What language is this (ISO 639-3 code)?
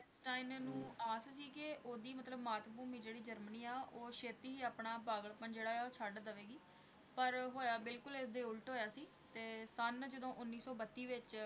pan